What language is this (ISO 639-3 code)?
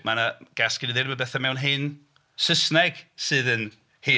cym